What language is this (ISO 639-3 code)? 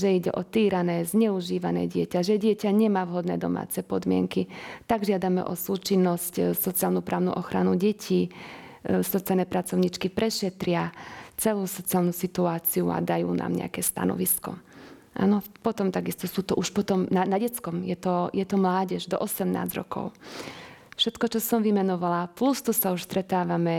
slk